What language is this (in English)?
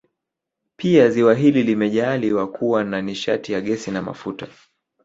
Swahili